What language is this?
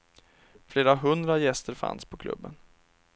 Swedish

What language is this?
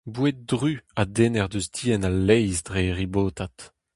Breton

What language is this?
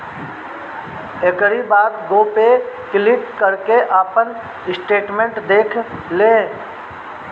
Bhojpuri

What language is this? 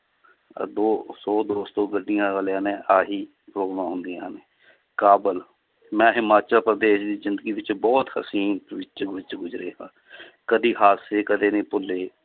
Punjabi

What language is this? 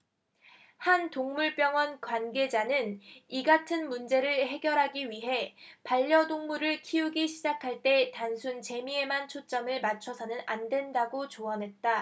Korean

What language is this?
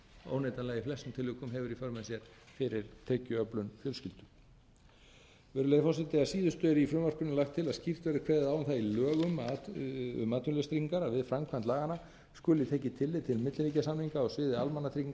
Icelandic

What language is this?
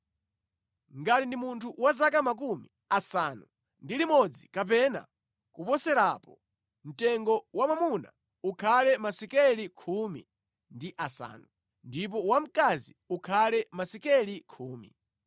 Nyanja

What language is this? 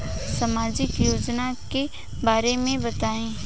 Bhojpuri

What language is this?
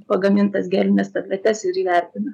Lithuanian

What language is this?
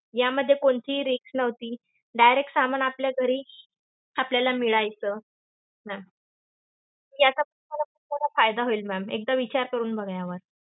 Marathi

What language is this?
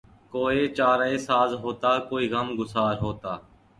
Urdu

